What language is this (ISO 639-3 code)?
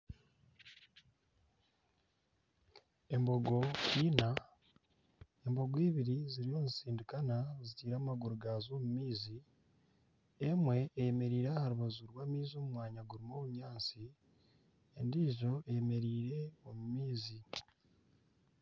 nyn